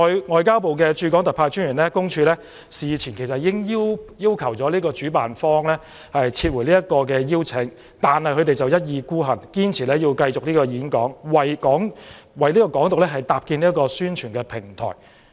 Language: Cantonese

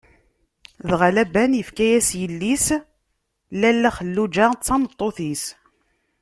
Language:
Kabyle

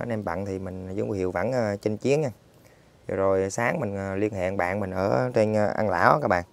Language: Vietnamese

